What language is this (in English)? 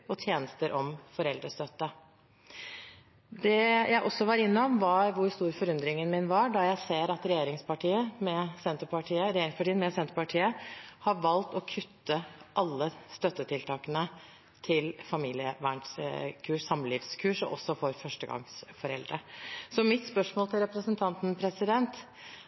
Norwegian Bokmål